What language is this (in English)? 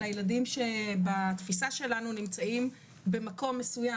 Hebrew